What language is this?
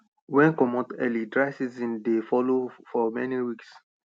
Nigerian Pidgin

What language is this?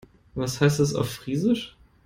German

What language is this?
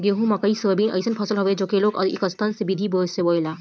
Bhojpuri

